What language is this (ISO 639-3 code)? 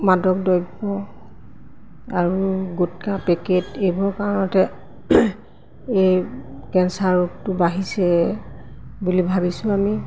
asm